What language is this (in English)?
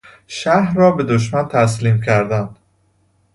Persian